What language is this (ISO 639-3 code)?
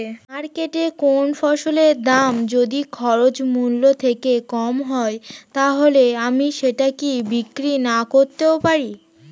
ben